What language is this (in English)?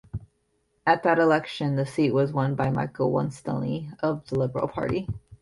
English